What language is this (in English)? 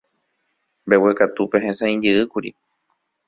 Guarani